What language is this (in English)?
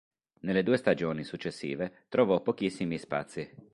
Italian